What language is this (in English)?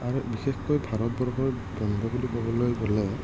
Assamese